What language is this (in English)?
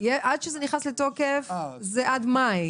Hebrew